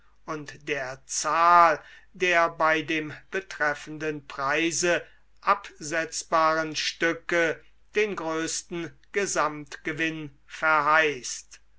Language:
German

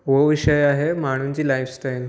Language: Sindhi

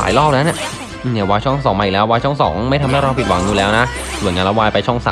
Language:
Thai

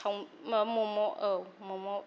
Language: Bodo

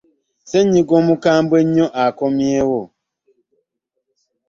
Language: Ganda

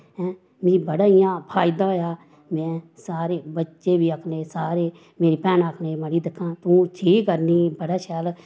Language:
Dogri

